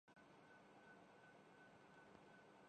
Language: Urdu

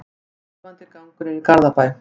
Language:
Icelandic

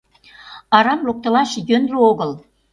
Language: Mari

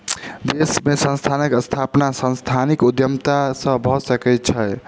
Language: Maithili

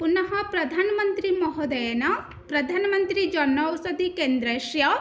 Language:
Sanskrit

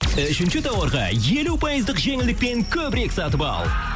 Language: Kazakh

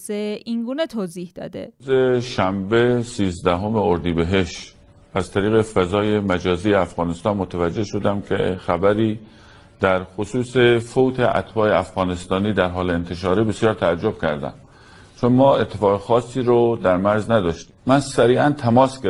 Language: Persian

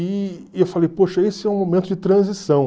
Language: Portuguese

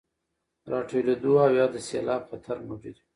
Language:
Pashto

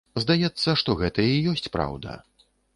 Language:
Belarusian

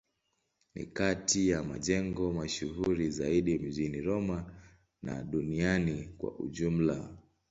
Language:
Swahili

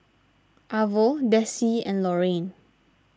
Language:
English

